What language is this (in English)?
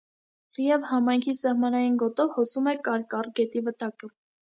Armenian